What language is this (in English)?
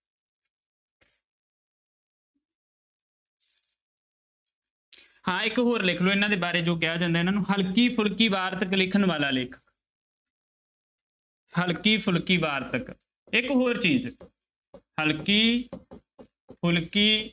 Punjabi